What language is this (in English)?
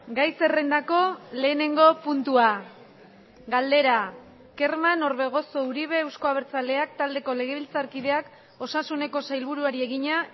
Basque